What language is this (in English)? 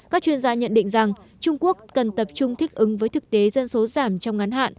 Vietnamese